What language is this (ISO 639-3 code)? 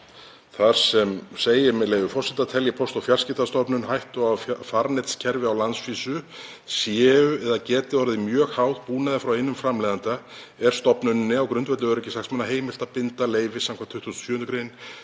isl